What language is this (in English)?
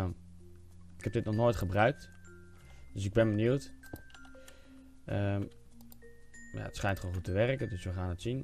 Dutch